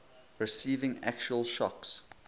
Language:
English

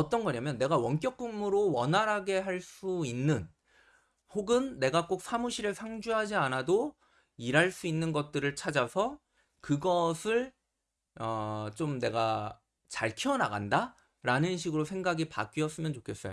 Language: Korean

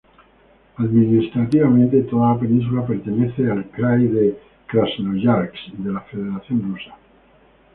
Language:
Spanish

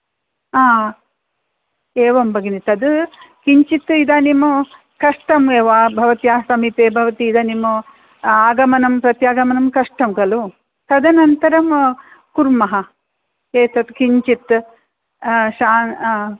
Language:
Sanskrit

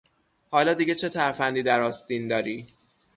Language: Persian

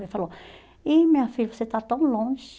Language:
Portuguese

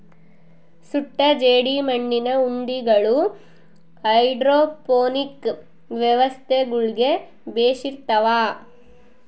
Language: Kannada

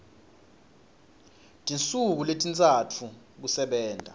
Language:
Swati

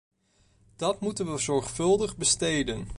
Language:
Dutch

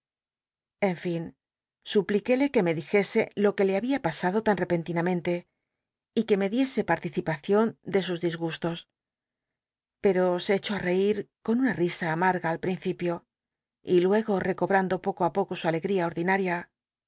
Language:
Spanish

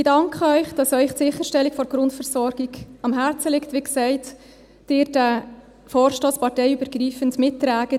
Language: Swiss German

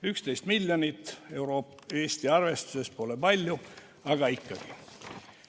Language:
Estonian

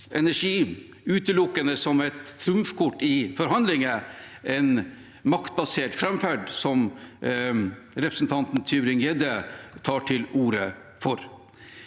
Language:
Norwegian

